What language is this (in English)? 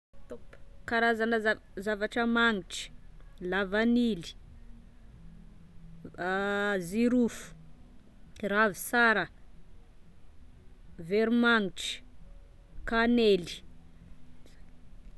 Tesaka Malagasy